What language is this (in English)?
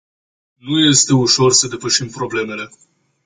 Romanian